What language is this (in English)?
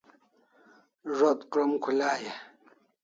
Kalasha